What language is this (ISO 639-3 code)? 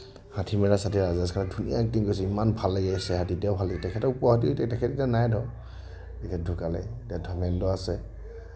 asm